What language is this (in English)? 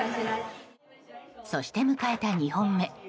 Japanese